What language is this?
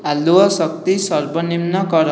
Odia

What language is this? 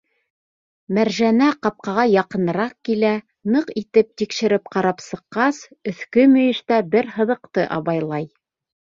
Bashkir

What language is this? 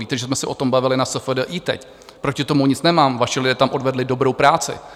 Czech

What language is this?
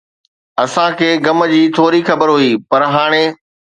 Sindhi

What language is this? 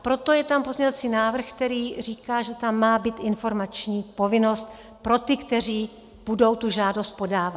Czech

